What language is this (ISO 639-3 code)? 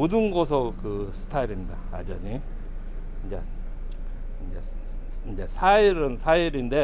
kor